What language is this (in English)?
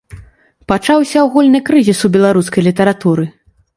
Belarusian